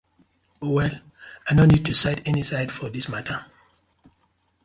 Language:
Nigerian Pidgin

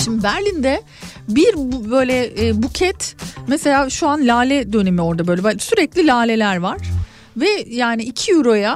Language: Turkish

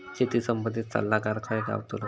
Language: Marathi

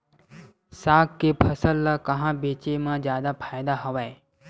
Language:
Chhattisgarhi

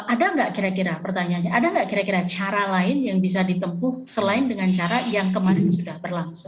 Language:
Indonesian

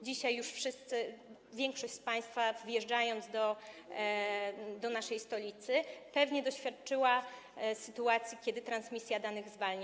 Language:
Polish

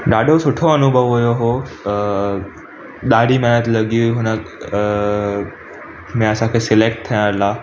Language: Sindhi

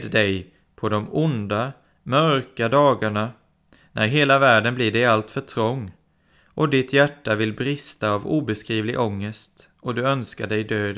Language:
Swedish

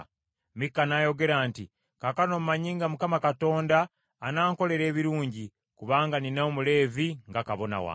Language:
Ganda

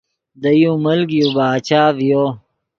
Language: Yidgha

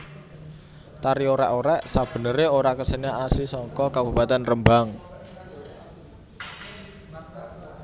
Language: Javanese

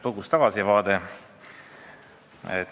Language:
Estonian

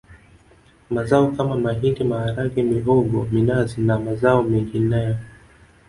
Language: Swahili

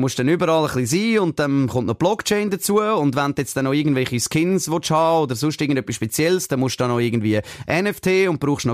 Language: German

